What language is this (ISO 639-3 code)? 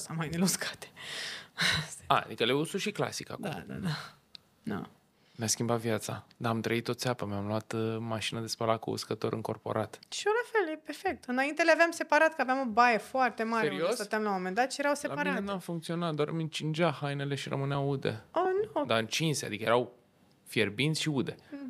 ron